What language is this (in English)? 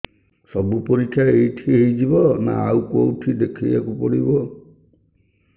Odia